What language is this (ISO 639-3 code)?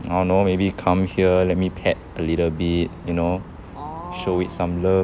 eng